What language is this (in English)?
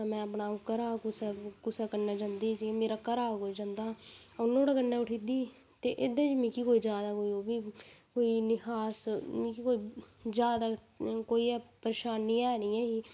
Dogri